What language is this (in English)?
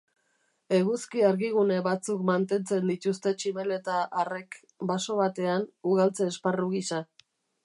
Basque